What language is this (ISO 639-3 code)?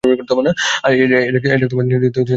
ben